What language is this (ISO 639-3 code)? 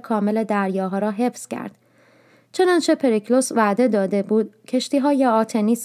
fas